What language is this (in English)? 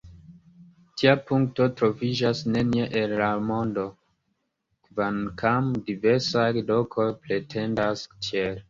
Esperanto